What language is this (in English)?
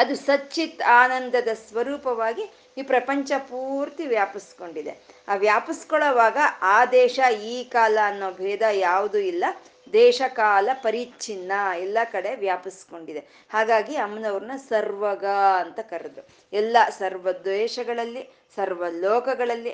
Kannada